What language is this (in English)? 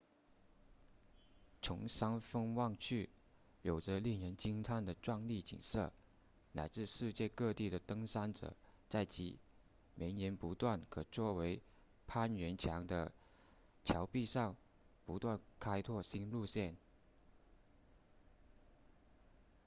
Chinese